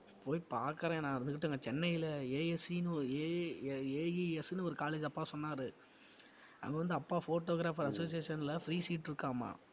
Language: Tamil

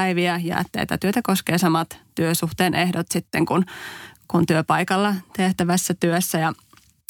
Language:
Finnish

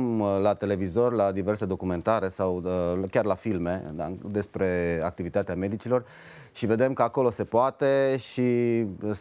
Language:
Romanian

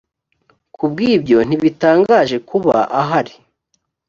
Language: Kinyarwanda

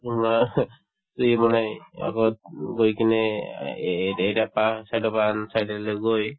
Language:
Assamese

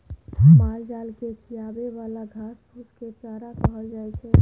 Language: Maithili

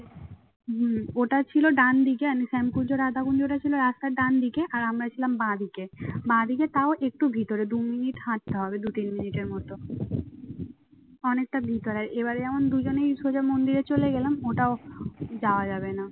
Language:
Bangla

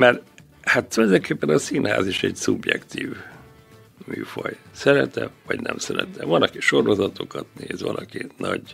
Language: Hungarian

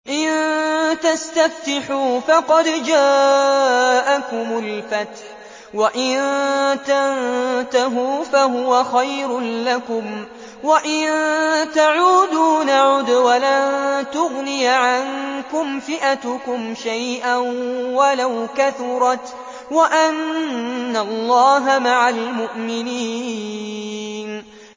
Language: Arabic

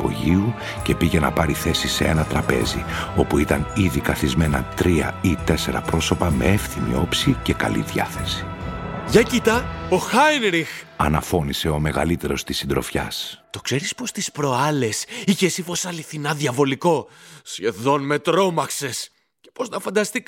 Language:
Greek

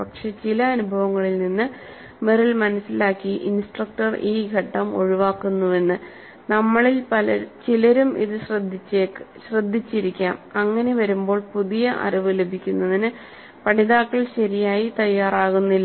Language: Malayalam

